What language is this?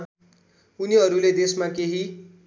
Nepali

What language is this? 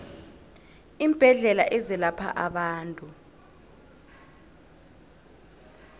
South Ndebele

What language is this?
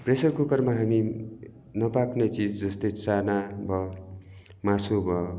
Nepali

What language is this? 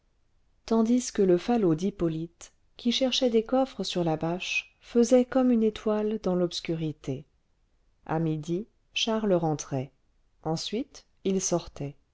French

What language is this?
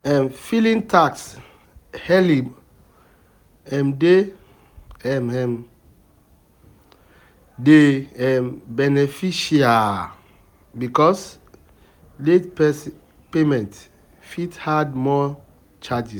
Nigerian Pidgin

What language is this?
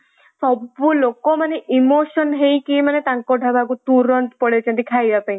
Odia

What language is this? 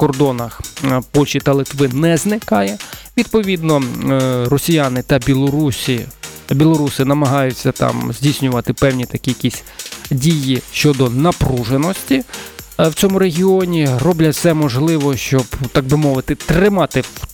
Ukrainian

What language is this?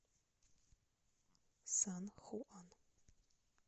Russian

